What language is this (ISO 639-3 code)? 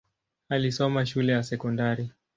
swa